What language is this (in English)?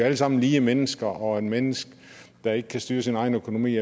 Danish